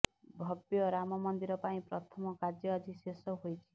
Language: Odia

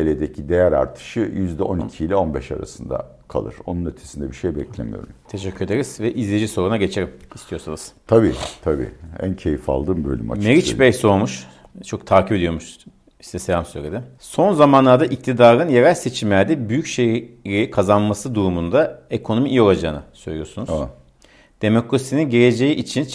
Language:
Turkish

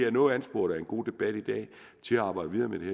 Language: Danish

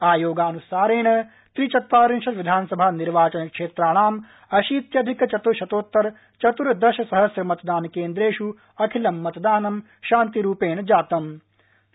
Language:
Sanskrit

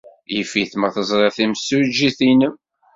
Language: Kabyle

